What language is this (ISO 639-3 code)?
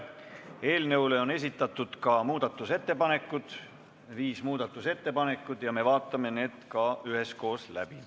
est